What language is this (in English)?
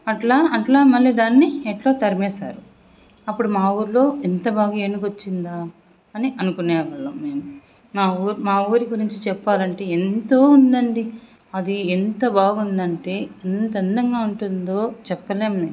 Telugu